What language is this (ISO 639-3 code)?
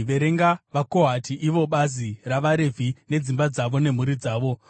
sna